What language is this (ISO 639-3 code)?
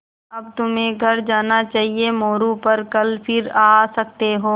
hin